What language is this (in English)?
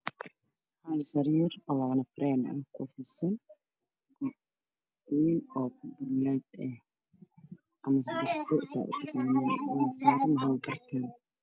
Somali